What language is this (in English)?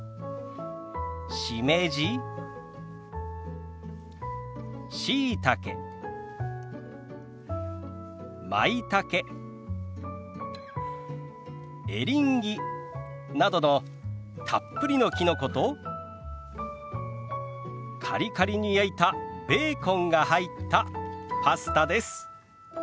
Japanese